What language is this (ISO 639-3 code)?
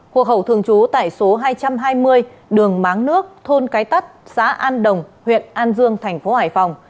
vie